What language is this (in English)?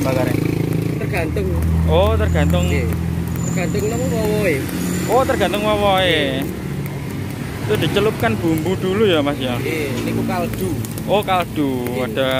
Indonesian